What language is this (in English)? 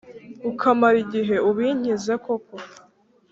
Kinyarwanda